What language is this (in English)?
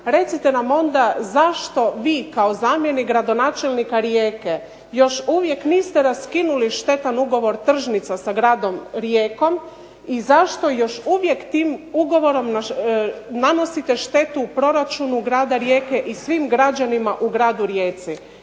Croatian